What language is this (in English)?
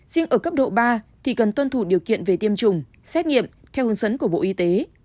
Vietnamese